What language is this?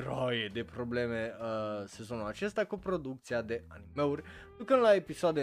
Romanian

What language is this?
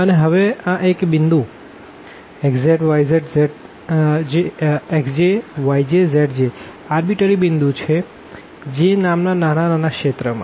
Gujarati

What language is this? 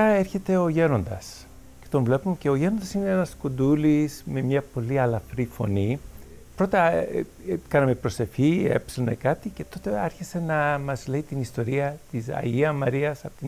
Greek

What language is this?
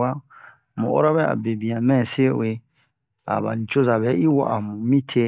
Bomu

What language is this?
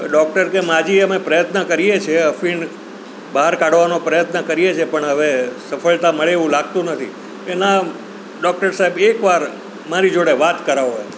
Gujarati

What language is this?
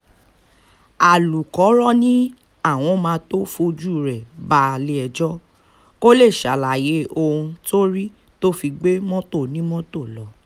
Yoruba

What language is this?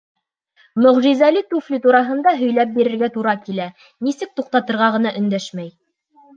Bashkir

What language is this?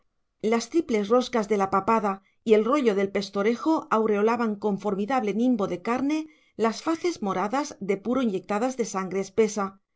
Spanish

